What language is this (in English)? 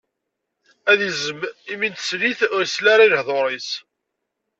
Kabyle